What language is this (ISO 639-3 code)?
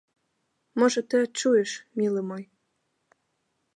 bel